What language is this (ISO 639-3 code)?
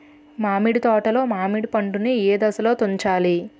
tel